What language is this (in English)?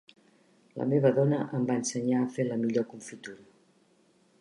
Catalan